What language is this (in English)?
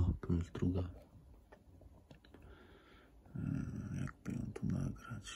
Polish